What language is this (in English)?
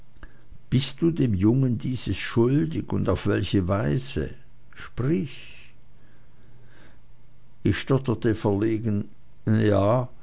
German